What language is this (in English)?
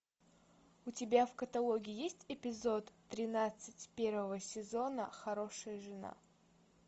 Russian